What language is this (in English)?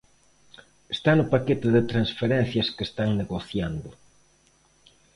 Galician